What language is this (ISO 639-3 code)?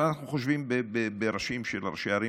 heb